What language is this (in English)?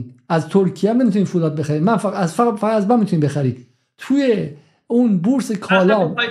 Persian